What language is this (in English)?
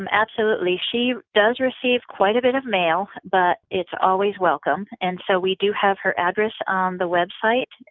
English